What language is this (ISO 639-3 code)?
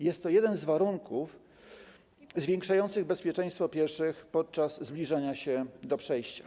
pol